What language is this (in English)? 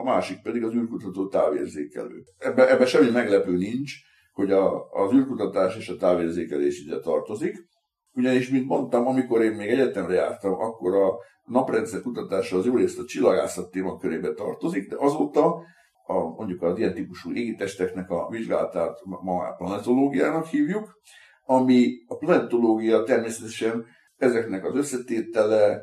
Hungarian